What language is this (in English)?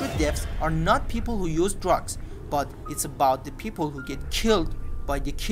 English